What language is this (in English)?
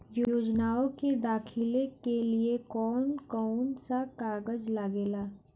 Bhojpuri